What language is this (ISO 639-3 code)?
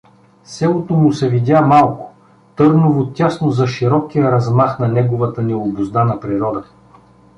bul